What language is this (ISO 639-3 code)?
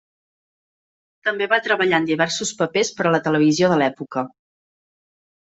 cat